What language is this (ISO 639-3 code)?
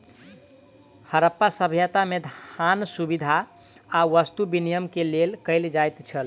mai